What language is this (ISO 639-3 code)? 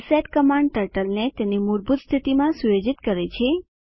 guj